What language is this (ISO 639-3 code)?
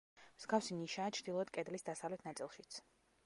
kat